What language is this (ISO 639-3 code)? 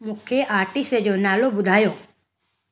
snd